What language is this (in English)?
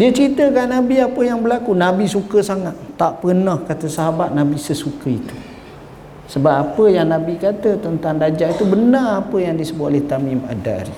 Malay